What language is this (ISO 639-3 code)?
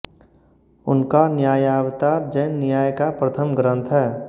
hin